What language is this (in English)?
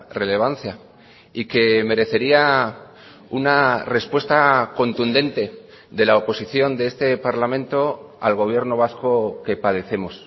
Spanish